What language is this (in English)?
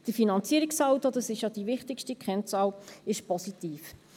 Swiss German